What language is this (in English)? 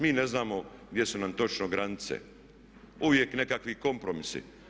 Croatian